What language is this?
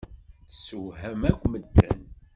Kabyle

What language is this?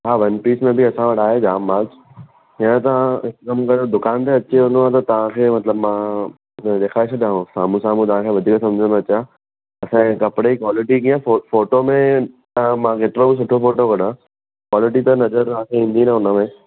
Sindhi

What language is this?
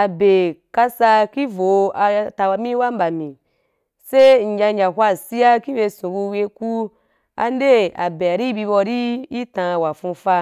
Wapan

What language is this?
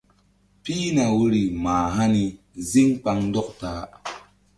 Mbum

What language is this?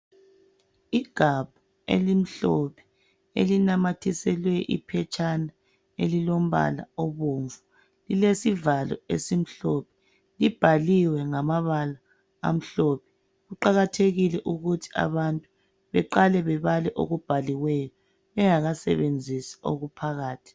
North Ndebele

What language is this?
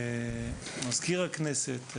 Hebrew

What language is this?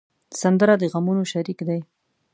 Pashto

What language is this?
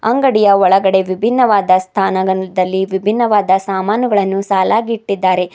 Kannada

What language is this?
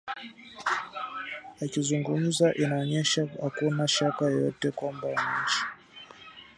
Swahili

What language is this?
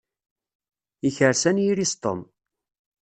Kabyle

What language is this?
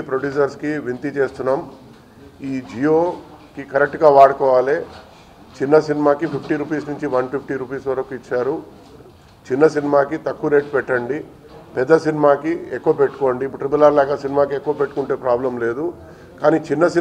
Hindi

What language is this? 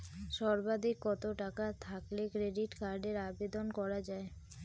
Bangla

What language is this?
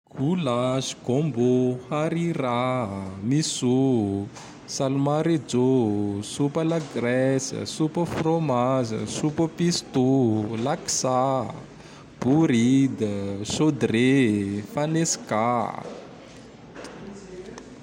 Tandroy-Mahafaly Malagasy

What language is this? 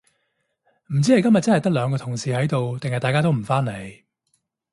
Cantonese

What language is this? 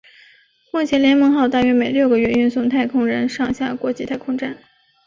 Chinese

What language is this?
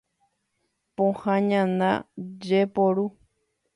Guarani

